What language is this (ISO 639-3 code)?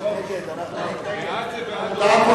heb